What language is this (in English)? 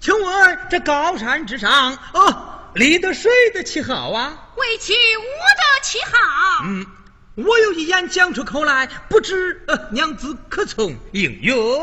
Chinese